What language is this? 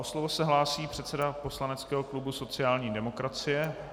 Czech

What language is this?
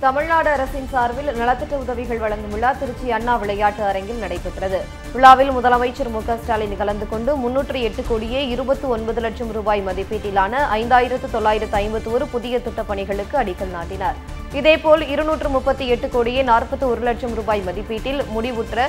Romanian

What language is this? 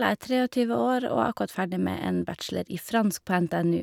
Norwegian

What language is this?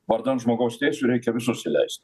Lithuanian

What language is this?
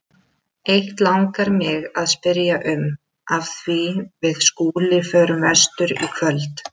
Icelandic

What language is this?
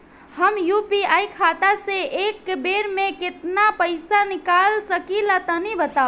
Bhojpuri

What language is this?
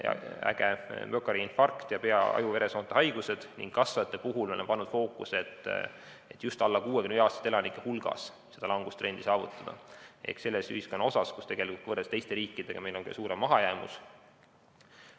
Estonian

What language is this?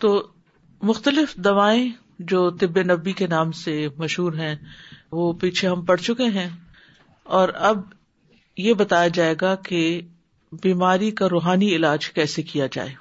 Urdu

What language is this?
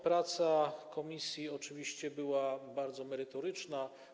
Polish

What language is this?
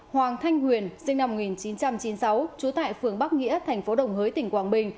Vietnamese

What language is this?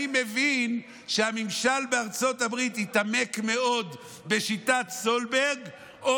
Hebrew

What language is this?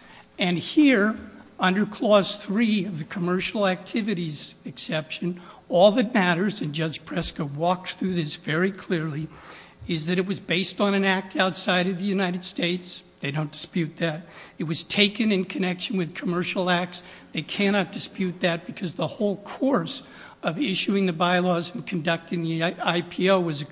English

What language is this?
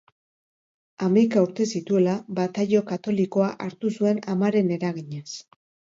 Basque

